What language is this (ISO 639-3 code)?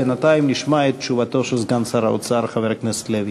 heb